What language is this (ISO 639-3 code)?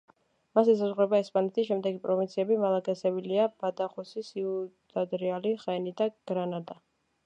kat